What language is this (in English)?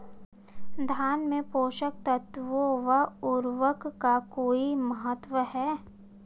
Hindi